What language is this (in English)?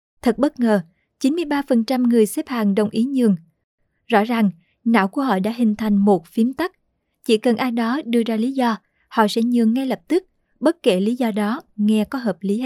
Vietnamese